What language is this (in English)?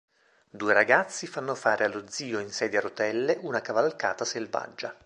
Italian